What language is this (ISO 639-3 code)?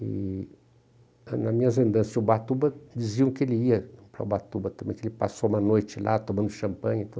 por